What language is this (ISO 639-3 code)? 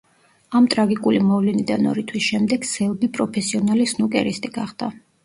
kat